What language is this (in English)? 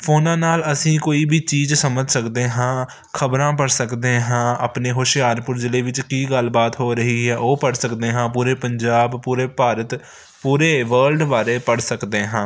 Punjabi